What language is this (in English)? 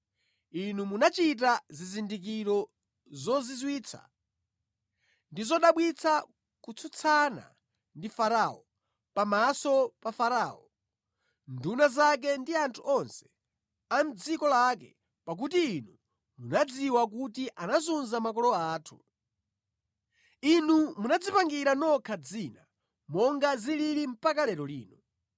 Nyanja